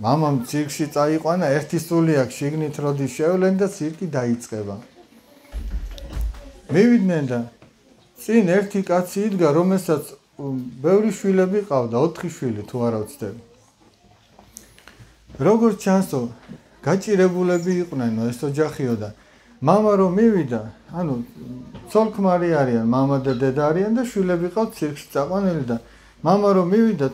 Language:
Turkish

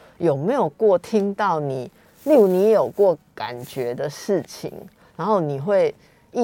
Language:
Chinese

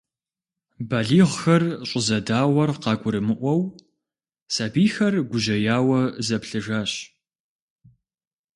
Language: Kabardian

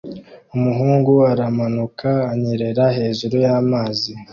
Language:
Kinyarwanda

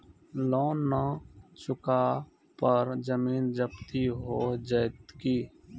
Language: Maithili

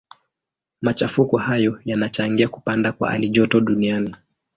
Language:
Swahili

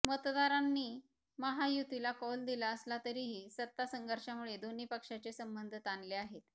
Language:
Marathi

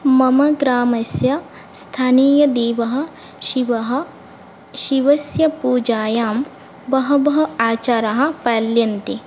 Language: Sanskrit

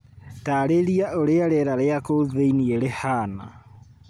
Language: Kikuyu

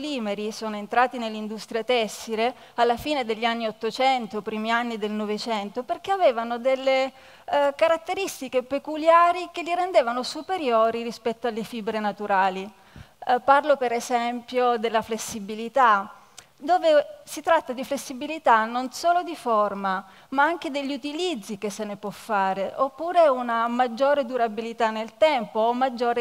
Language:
Italian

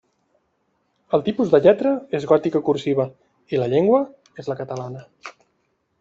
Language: Catalan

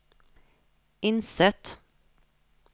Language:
Norwegian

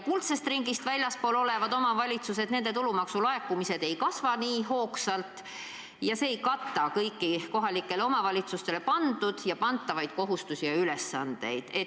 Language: Estonian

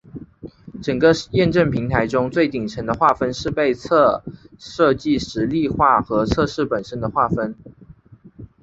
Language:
Chinese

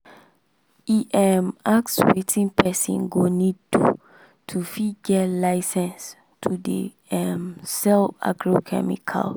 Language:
Nigerian Pidgin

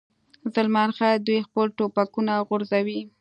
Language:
Pashto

